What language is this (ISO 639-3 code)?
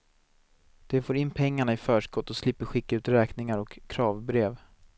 swe